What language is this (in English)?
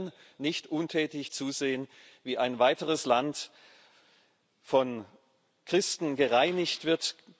German